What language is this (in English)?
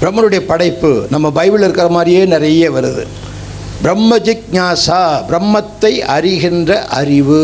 Tamil